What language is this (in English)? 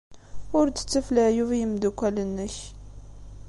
Kabyle